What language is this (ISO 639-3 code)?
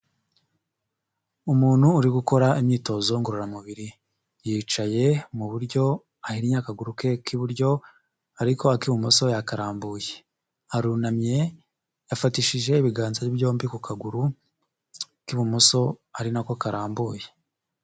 kin